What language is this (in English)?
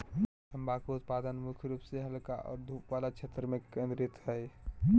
Magahi